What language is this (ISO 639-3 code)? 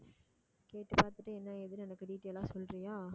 tam